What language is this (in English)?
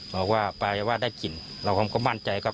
Thai